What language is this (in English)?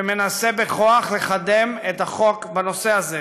Hebrew